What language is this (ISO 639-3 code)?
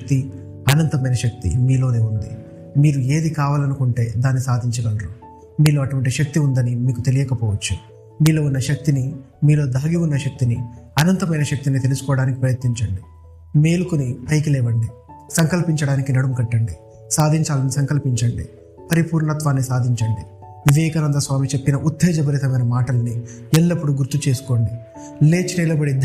tel